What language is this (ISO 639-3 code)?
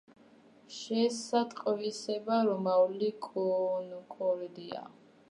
kat